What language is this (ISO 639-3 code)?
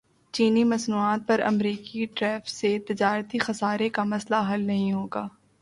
urd